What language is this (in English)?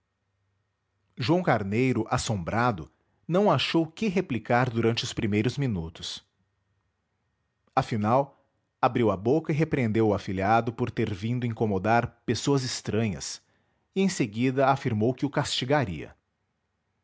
Portuguese